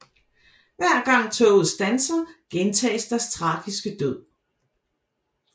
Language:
Danish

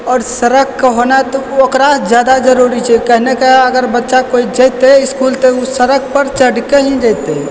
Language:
Maithili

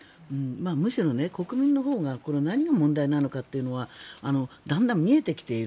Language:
Japanese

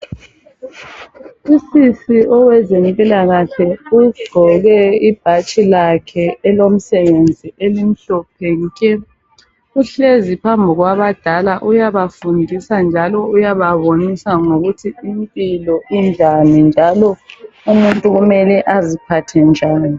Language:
North Ndebele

